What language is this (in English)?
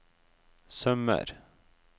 Norwegian